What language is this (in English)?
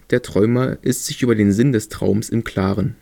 German